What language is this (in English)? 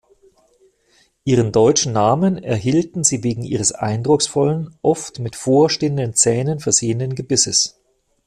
German